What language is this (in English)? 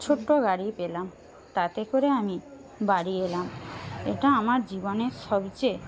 Bangla